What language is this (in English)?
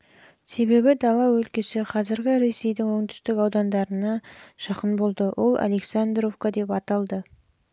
Kazakh